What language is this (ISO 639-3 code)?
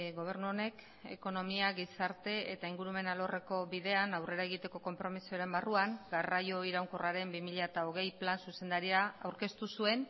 eus